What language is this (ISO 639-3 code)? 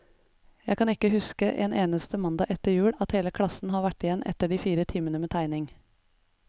nor